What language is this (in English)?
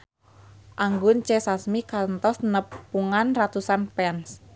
Sundanese